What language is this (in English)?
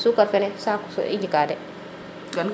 Serer